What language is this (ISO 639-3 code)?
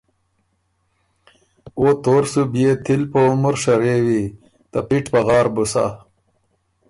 oru